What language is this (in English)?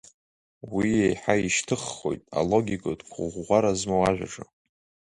Abkhazian